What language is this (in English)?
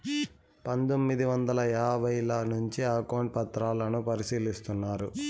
Telugu